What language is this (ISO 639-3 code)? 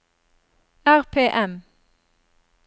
nor